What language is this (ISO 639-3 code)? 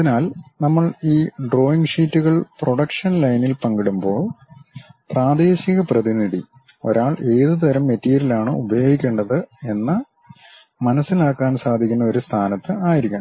mal